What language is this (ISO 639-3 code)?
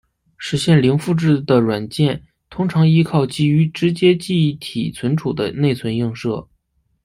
zho